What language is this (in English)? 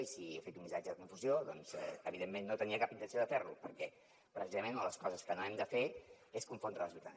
Catalan